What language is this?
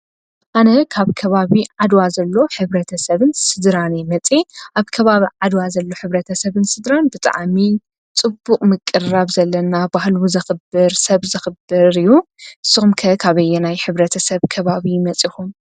Tigrinya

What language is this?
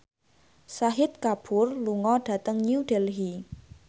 Javanese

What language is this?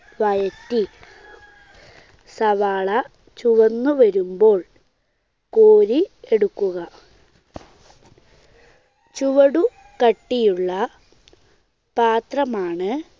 Malayalam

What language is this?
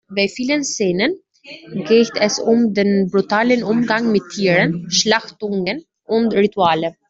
German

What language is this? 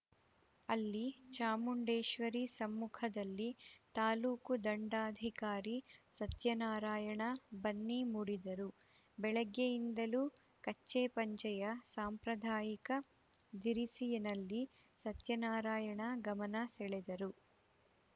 Kannada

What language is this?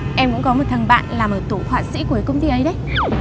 Vietnamese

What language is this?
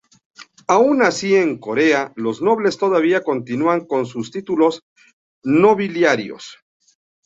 Spanish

